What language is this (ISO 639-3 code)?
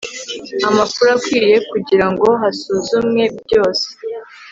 kin